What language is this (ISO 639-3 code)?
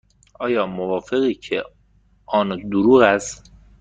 fas